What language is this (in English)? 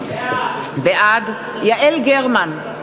Hebrew